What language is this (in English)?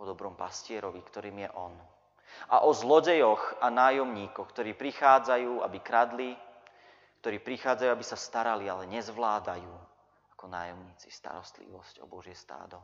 Slovak